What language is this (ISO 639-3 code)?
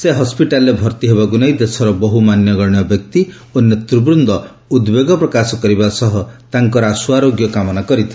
ori